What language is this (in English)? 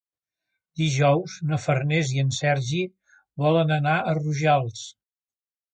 Catalan